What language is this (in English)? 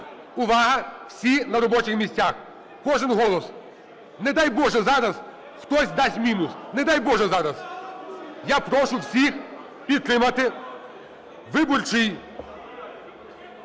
Ukrainian